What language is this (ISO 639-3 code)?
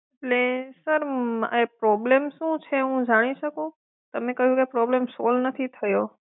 guj